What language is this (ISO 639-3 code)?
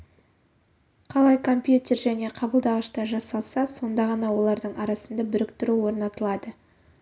kaz